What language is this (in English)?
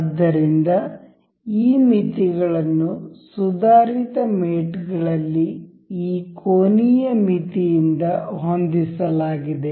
Kannada